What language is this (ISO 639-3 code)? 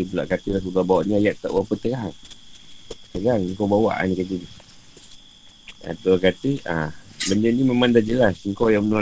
msa